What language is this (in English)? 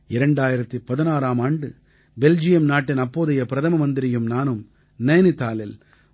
Tamil